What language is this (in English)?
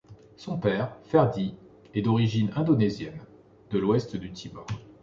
French